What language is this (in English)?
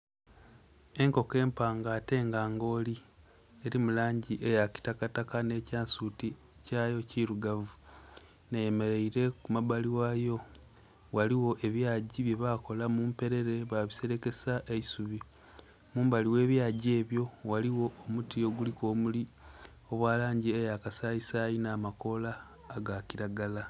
Soga